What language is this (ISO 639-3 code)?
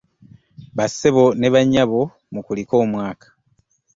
lug